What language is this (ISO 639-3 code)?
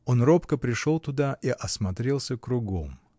rus